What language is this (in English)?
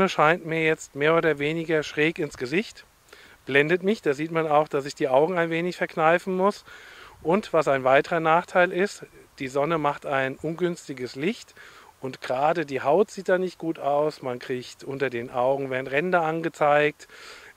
German